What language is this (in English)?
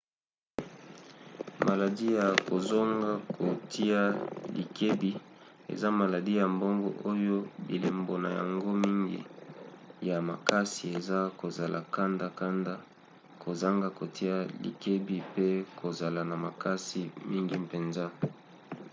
Lingala